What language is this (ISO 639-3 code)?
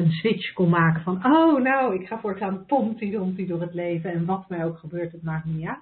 nld